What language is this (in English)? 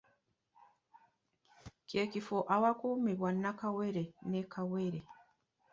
Ganda